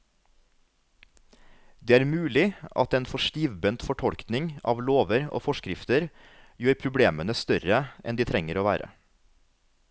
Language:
Norwegian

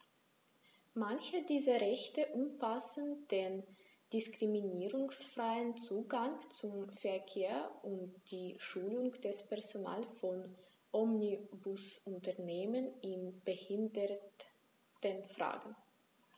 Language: German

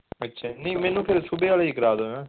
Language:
Punjabi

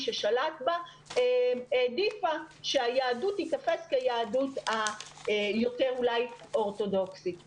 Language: Hebrew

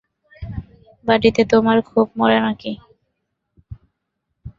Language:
Bangla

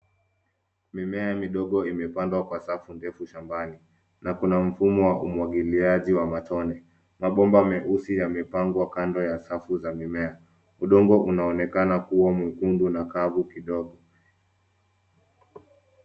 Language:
Swahili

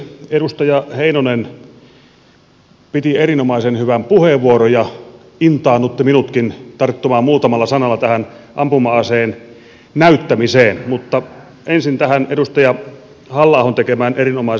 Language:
Finnish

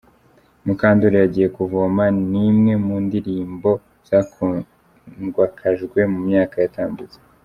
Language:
Kinyarwanda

